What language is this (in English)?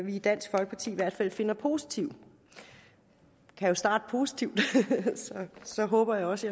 Danish